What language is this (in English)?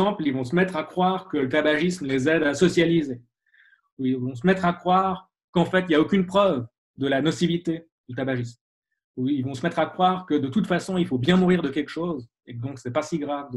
French